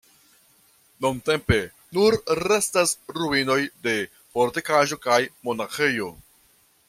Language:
Esperanto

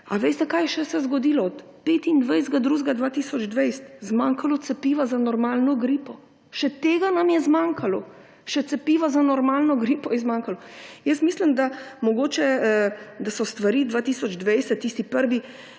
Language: Slovenian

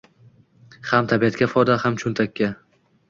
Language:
Uzbek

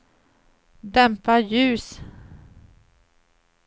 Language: Swedish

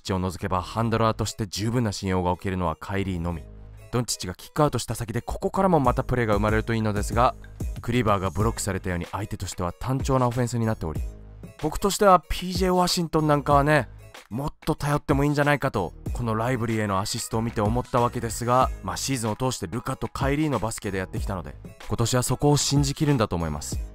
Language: Japanese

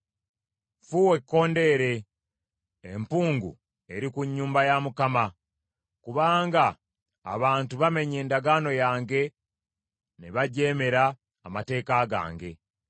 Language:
Ganda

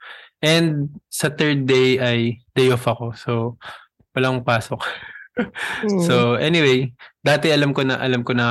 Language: Filipino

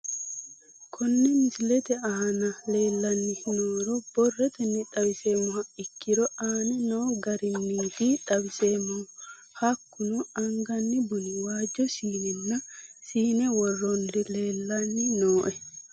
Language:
Sidamo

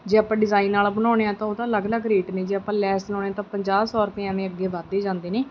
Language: Punjabi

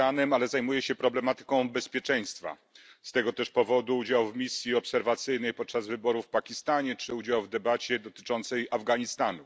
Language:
Polish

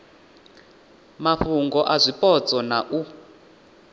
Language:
Venda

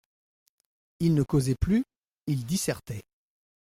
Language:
French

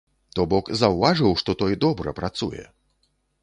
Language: Belarusian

